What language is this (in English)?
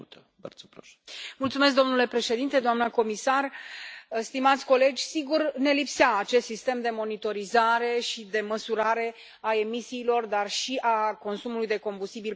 Romanian